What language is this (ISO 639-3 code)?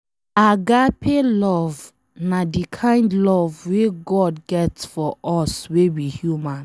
pcm